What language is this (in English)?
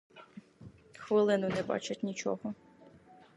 Ukrainian